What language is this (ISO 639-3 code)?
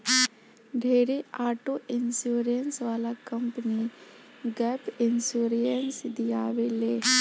bho